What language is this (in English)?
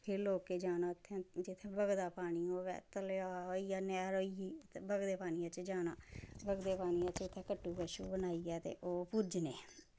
Dogri